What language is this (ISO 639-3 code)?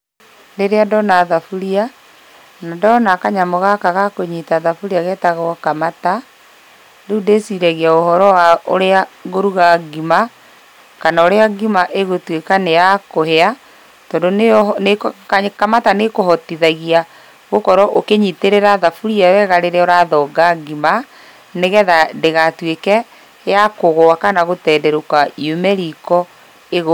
kik